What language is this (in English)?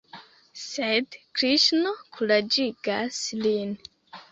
Esperanto